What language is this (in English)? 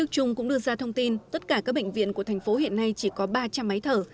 Vietnamese